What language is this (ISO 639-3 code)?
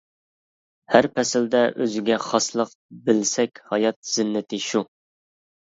uig